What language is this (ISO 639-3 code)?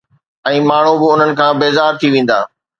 snd